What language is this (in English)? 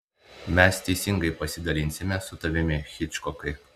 Lithuanian